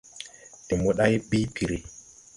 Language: Tupuri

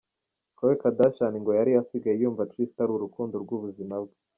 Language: Kinyarwanda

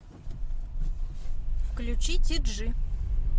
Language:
Russian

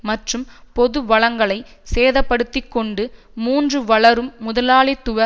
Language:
Tamil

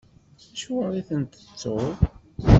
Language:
Kabyle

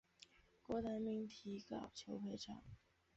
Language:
Chinese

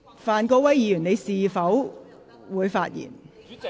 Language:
Cantonese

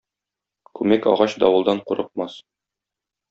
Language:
Tatar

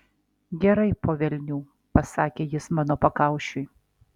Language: Lithuanian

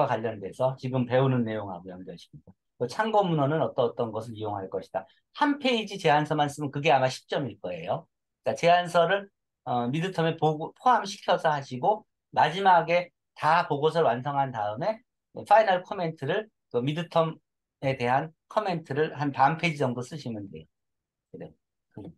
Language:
Korean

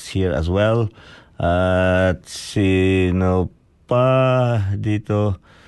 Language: Filipino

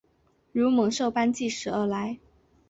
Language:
Chinese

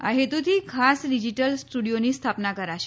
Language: Gujarati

